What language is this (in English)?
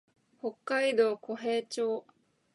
Japanese